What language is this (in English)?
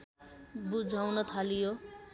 Nepali